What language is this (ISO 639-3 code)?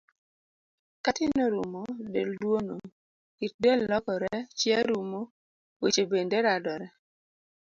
luo